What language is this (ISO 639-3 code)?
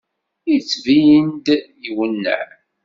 kab